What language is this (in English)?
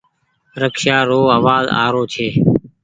Goaria